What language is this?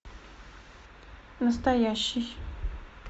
Russian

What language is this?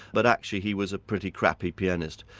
English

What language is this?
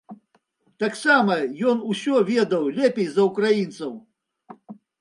Belarusian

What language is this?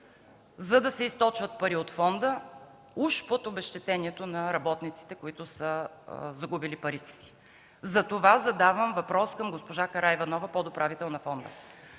Bulgarian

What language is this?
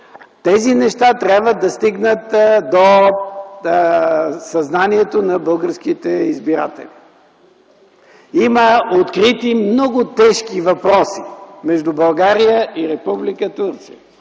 Bulgarian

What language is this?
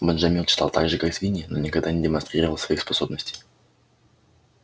Russian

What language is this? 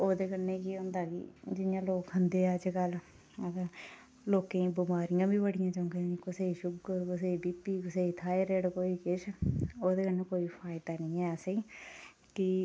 Dogri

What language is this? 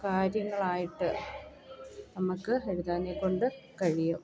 Malayalam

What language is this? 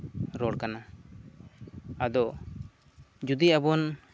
Santali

